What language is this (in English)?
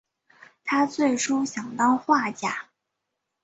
Chinese